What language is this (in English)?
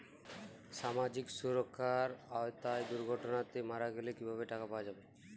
Bangla